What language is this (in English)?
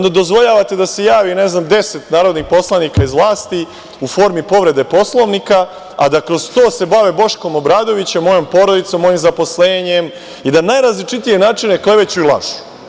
Serbian